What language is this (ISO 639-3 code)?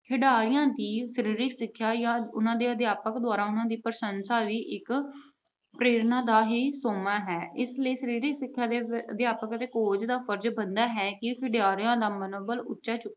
pan